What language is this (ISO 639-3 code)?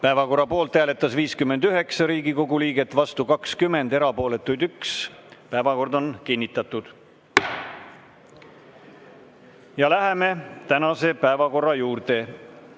est